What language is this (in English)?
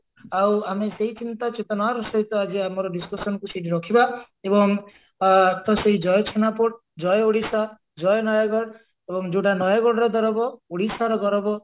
Odia